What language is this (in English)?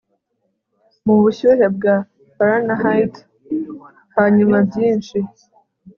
Kinyarwanda